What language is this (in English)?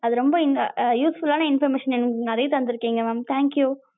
Tamil